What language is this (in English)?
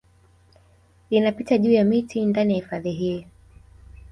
Swahili